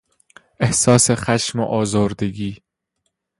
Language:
Persian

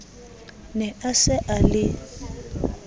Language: Southern Sotho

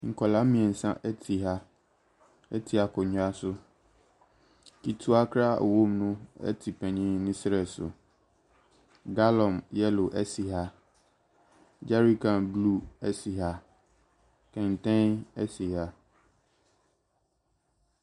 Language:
Akan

